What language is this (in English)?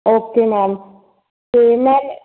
Punjabi